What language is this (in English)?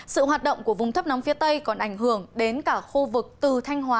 Vietnamese